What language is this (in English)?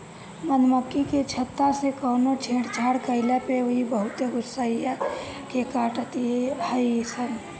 Bhojpuri